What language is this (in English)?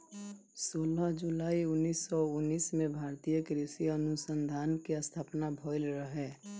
Bhojpuri